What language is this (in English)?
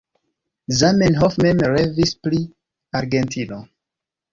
Esperanto